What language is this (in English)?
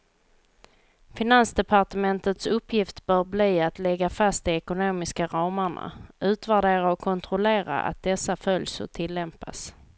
Swedish